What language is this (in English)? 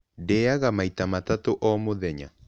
Kikuyu